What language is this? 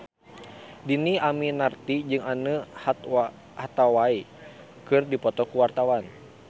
Sundanese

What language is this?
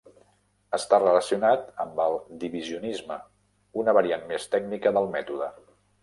Catalan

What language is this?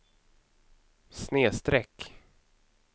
Swedish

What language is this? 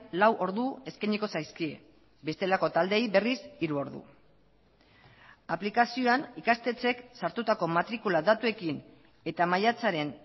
Basque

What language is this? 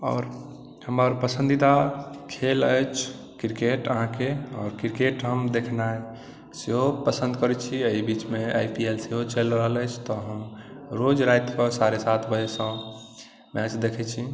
Maithili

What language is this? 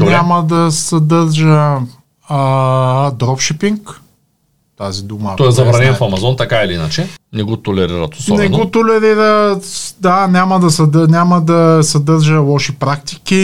Bulgarian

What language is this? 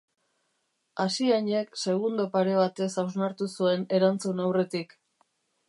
Basque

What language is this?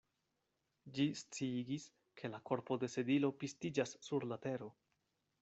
Esperanto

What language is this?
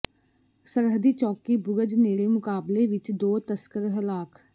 Punjabi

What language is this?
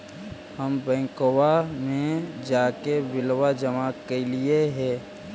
Magahi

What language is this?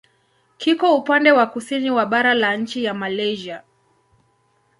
Swahili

